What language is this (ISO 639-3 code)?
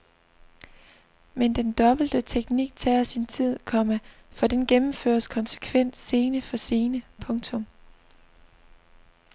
dan